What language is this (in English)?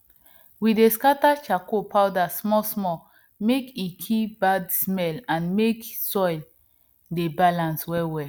Nigerian Pidgin